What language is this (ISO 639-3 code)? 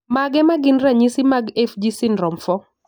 luo